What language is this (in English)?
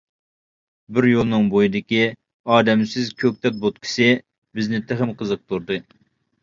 Uyghur